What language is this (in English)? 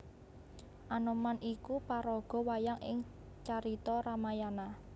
Javanese